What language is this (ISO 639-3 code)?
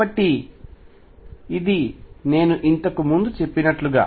tel